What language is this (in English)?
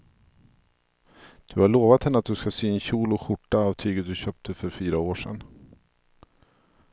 Swedish